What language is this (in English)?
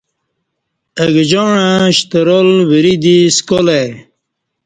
Kati